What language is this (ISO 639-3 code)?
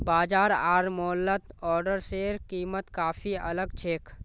mag